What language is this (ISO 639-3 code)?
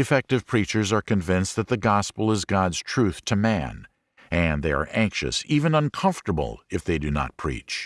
eng